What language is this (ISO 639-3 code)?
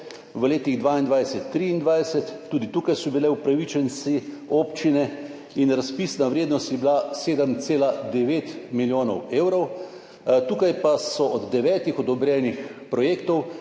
slv